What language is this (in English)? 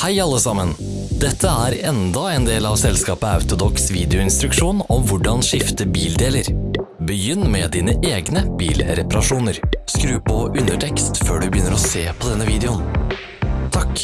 Norwegian